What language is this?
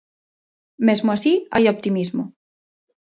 Galician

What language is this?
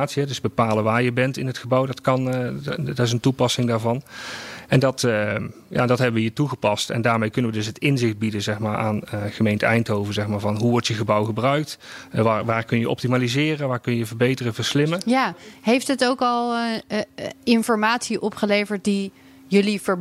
Dutch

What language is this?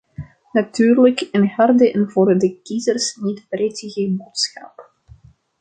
Dutch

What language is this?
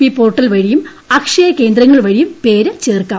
Malayalam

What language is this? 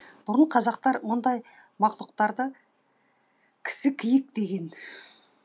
Kazakh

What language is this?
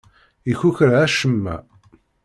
Kabyle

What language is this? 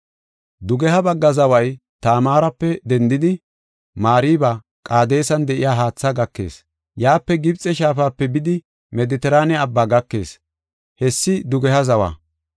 Gofa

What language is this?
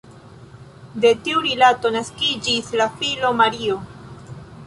Esperanto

